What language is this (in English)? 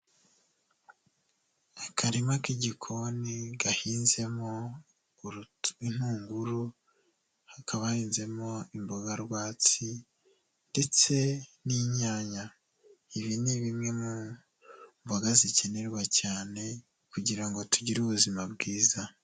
Kinyarwanda